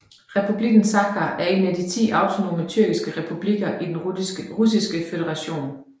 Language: Danish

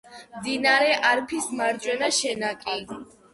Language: Georgian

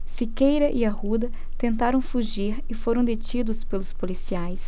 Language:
Portuguese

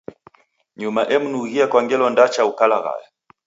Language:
Taita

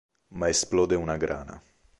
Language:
Italian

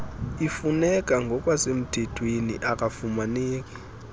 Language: Xhosa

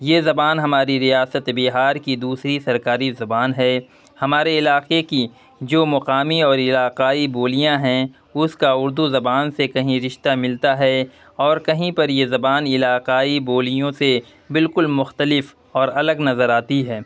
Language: Urdu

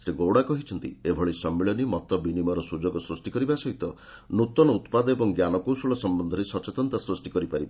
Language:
Odia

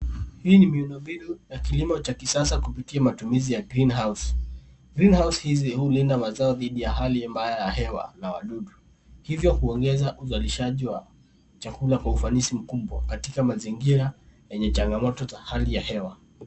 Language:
Swahili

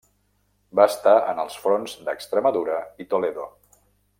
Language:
Catalan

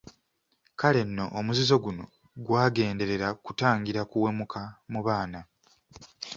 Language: Ganda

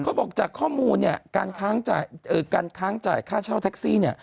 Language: Thai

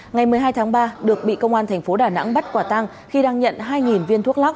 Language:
Vietnamese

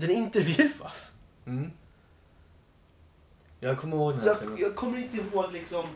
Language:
Swedish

